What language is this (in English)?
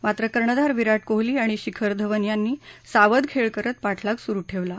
Marathi